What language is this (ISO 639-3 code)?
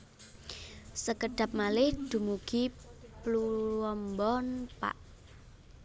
jav